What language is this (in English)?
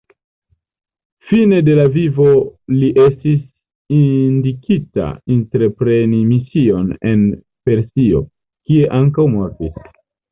Esperanto